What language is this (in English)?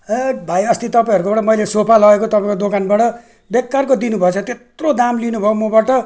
Nepali